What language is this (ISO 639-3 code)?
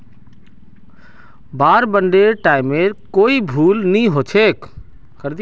mag